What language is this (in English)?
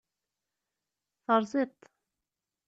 Kabyle